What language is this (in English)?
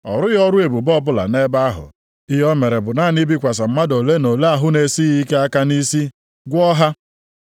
Igbo